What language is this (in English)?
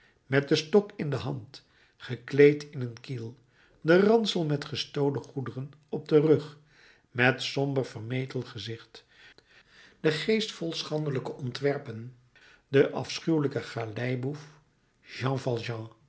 Dutch